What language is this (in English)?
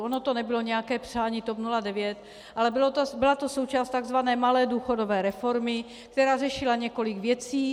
Czech